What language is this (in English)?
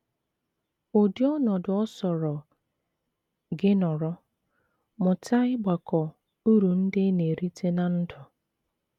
Igbo